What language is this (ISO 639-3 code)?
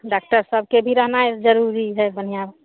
mai